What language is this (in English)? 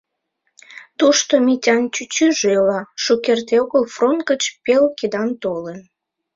Mari